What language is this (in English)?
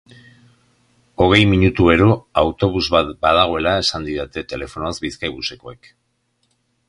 Basque